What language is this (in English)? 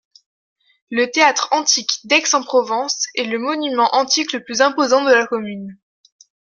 French